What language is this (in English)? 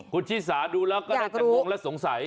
Thai